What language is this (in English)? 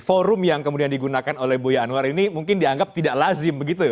Indonesian